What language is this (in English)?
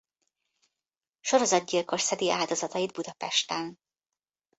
Hungarian